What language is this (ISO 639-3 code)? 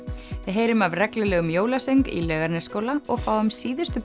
isl